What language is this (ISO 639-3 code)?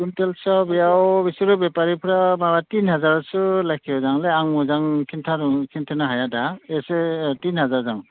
brx